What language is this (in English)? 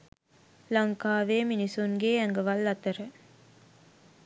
Sinhala